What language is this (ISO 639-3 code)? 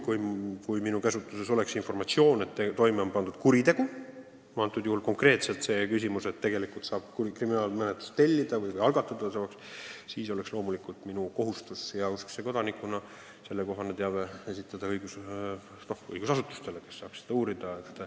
est